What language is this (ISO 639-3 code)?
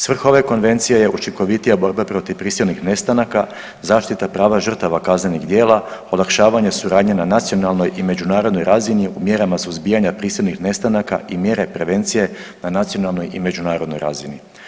hrv